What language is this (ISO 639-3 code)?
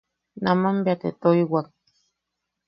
yaq